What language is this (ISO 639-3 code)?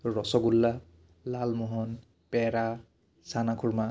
asm